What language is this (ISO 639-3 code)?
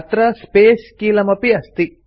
san